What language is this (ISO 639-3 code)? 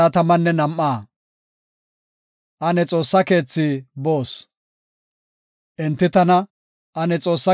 gof